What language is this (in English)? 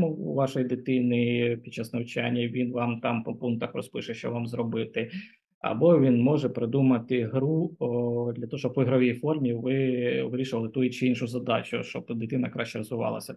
Ukrainian